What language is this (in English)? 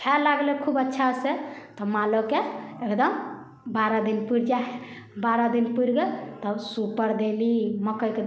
Maithili